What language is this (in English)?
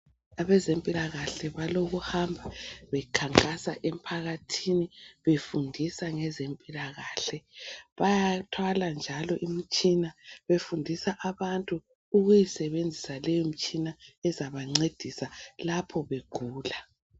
North Ndebele